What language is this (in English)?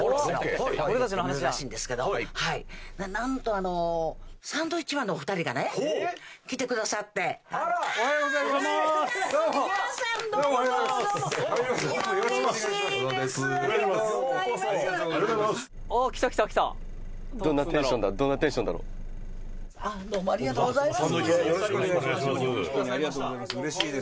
Japanese